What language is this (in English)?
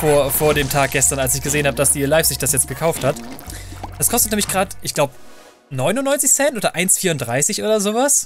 German